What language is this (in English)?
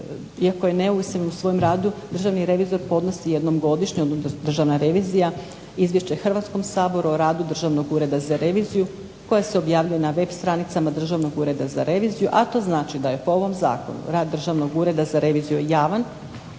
Croatian